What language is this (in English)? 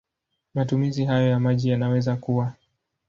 Swahili